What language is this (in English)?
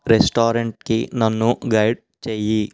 Telugu